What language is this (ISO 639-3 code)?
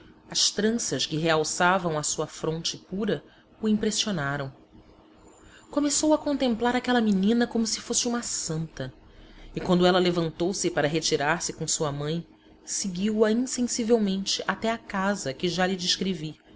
por